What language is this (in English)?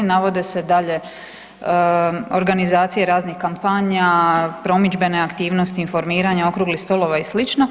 Croatian